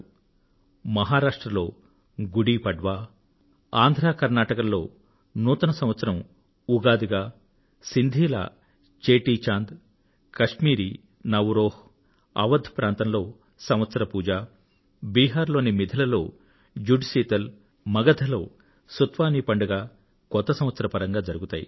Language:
Telugu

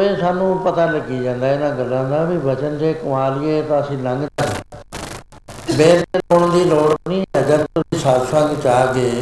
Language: Punjabi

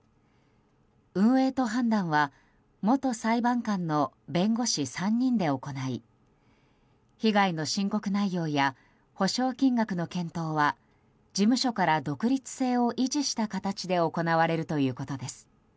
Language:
Japanese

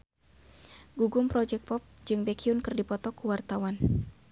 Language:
Sundanese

